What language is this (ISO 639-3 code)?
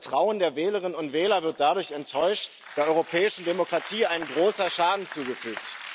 deu